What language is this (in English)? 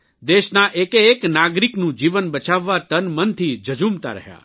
Gujarati